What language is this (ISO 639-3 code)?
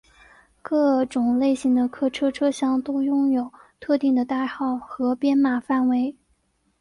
zho